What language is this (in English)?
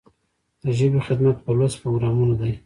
Pashto